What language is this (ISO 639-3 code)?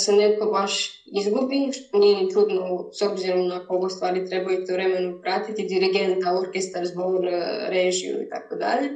hrv